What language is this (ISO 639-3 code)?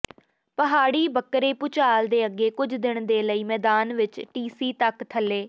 pan